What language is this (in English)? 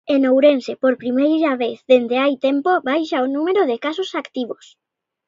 Galician